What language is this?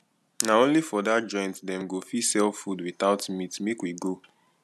Nigerian Pidgin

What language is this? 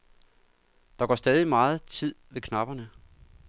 Danish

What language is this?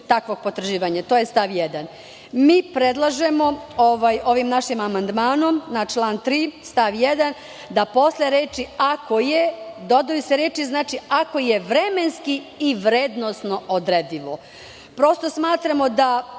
Serbian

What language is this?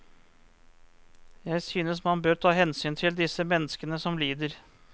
Norwegian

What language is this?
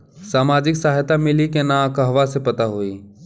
Bhojpuri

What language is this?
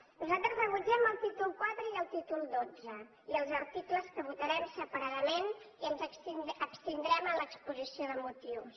Catalan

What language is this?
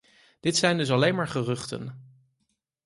Dutch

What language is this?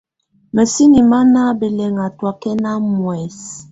Tunen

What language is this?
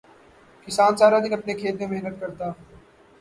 Urdu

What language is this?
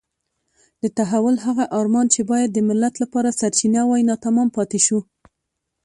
Pashto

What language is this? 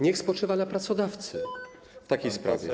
Polish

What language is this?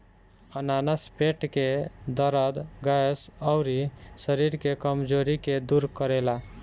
Bhojpuri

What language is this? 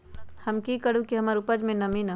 Magahi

